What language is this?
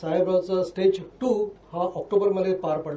Marathi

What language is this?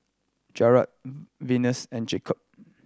English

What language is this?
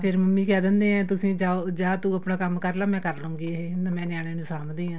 Punjabi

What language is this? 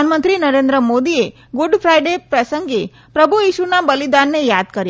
Gujarati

